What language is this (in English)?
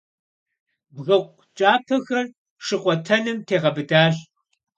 Kabardian